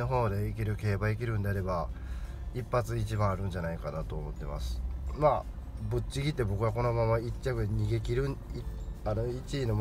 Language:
Japanese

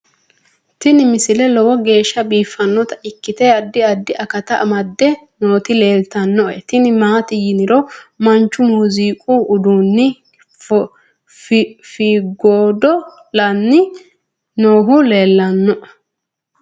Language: Sidamo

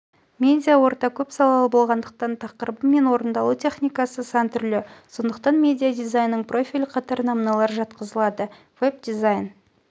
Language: Kazakh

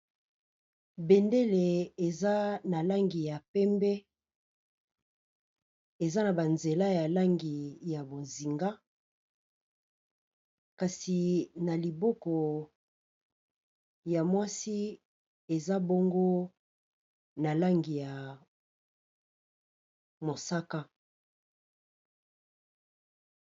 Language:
Lingala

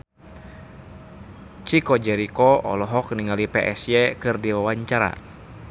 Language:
Sundanese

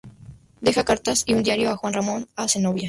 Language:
Spanish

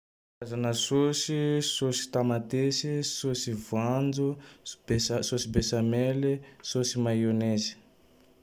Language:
Tandroy-Mahafaly Malagasy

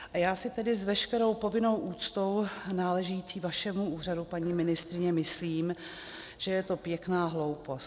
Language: Czech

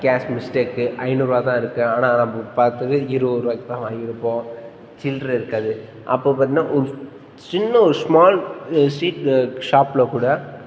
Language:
Tamil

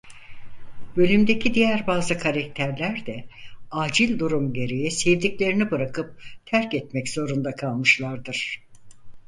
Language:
Turkish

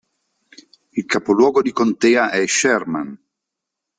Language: Italian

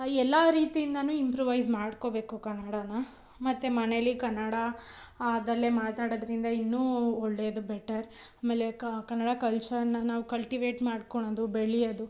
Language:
Kannada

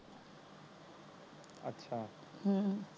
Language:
Punjabi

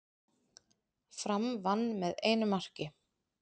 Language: Icelandic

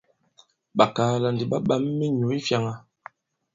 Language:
Bankon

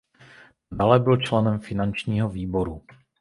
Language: Czech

